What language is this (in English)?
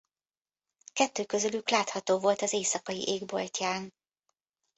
Hungarian